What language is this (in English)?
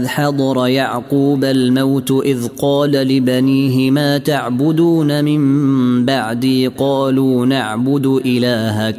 Arabic